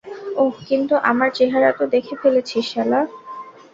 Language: Bangla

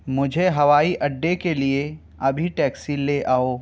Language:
Urdu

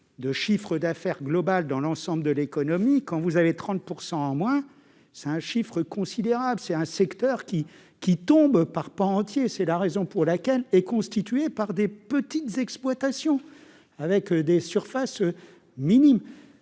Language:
French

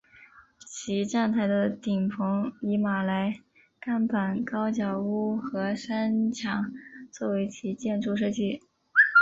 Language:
Chinese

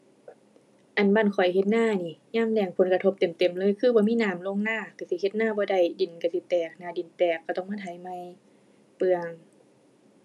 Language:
Thai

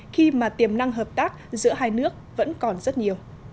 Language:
Vietnamese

